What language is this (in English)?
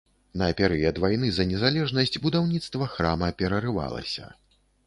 Belarusian